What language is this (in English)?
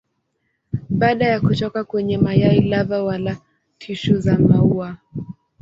Swahili